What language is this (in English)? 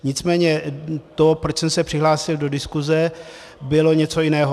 Czech